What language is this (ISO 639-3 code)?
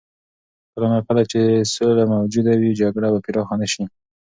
pus